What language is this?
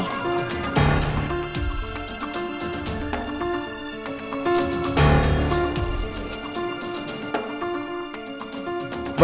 Indonesian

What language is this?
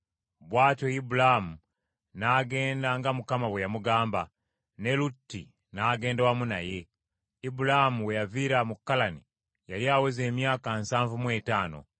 Ganda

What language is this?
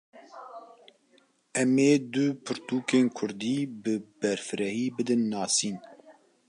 Kurdish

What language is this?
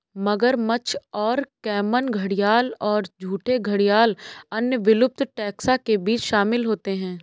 Hindi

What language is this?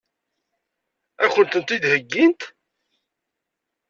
Kabyle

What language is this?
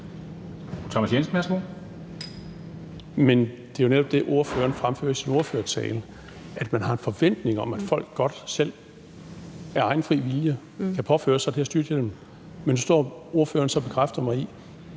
Danish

